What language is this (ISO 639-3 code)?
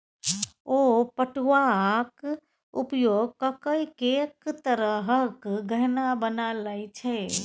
mai